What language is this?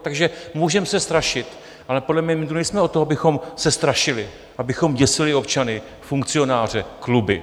Czech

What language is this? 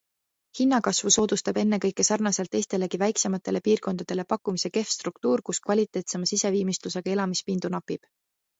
Estonian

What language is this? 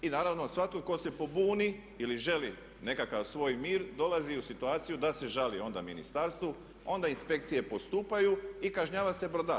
Croatian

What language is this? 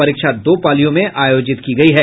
Hindi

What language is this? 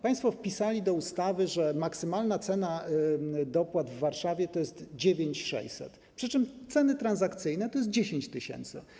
Polish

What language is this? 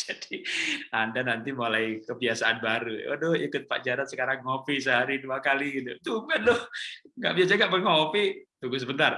Indonesian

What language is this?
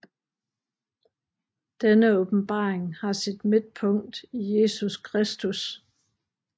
Danish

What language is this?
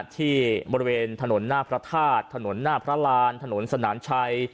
Thai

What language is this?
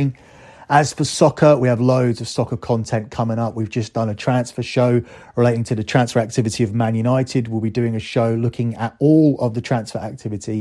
English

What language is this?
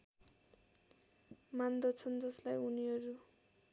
Nepali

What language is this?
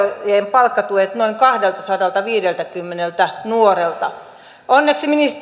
Finnish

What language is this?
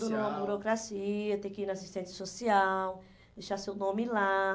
Portuguese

